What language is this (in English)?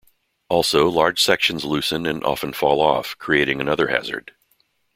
English